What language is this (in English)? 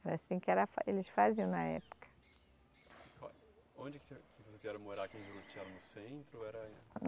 Portuguese